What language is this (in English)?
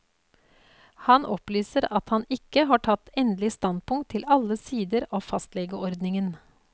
Norwegian